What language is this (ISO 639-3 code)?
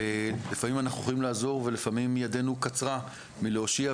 heb